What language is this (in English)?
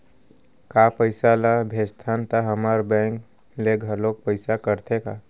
Chhattisgarhi